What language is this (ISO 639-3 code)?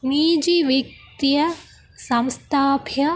san